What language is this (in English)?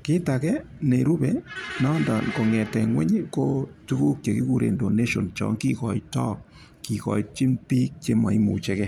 Kalenjin